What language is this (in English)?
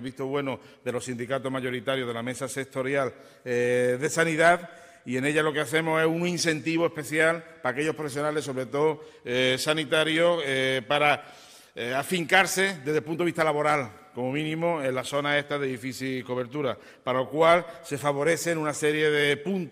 Spanish